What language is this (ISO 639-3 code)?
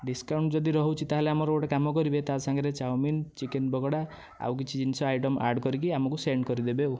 ori